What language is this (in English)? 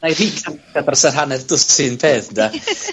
Welsh